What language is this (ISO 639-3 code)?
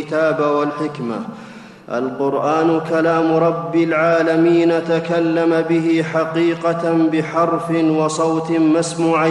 ara